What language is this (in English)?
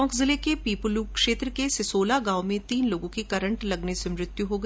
Hindi